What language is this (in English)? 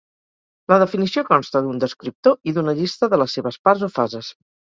Catalan